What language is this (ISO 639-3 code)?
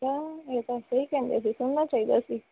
pan